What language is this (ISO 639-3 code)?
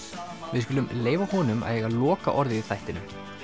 isl